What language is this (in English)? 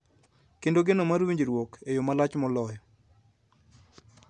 Luo (Kenya and Tanzania)